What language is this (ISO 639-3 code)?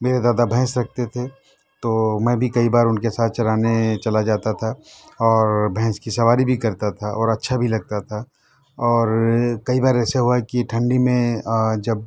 urd